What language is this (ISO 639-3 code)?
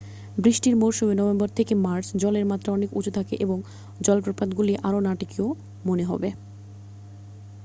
ben